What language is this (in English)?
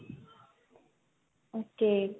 Punjabi